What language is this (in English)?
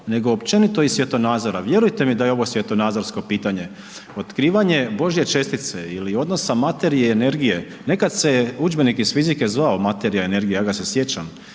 Croatian